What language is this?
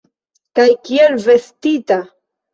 Esperanto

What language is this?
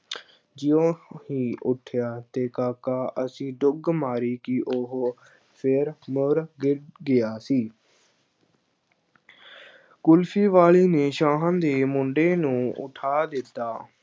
Punjabi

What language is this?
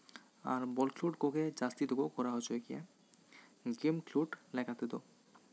Santali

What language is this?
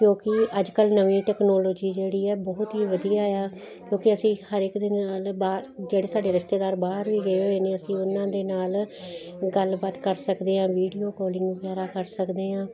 Punjabi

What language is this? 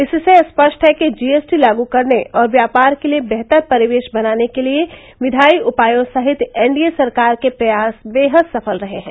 Hindi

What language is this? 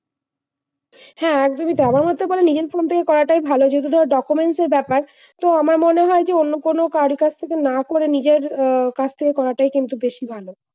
Bangla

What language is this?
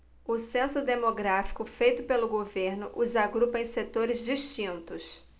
Portuguese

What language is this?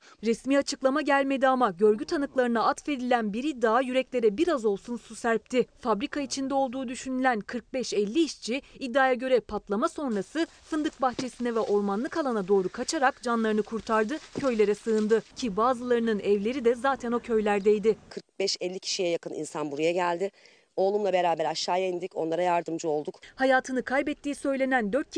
Turkish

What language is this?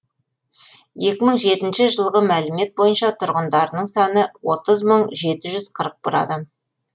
Kazakh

